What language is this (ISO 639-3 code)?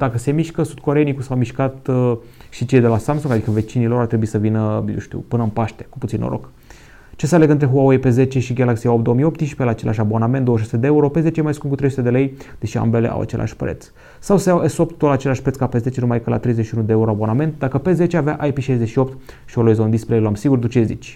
ron